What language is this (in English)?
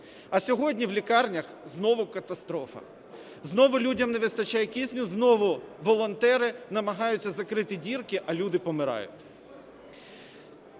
Ukrainian